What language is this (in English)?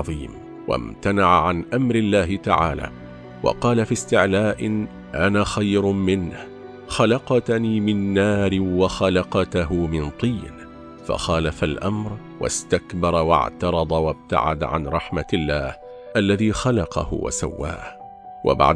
Arabic